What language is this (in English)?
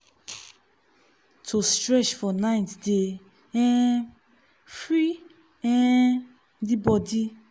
Nigerian Pidgin